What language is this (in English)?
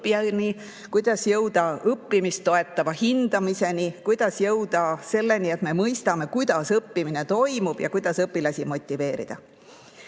Estonian